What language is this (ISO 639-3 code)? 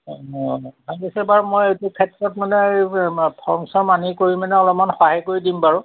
asm